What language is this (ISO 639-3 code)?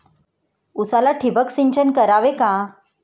mar